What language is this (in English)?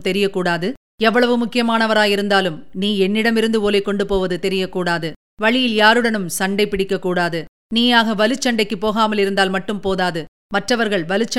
Tamil